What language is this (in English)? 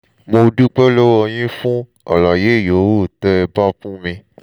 Yoruba